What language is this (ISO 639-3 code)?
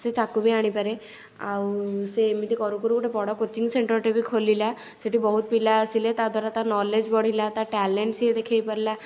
ori